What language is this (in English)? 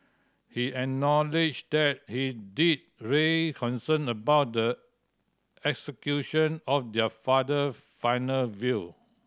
English